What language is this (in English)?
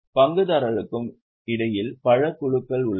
Tamil